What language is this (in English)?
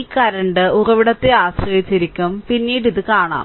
Malayalam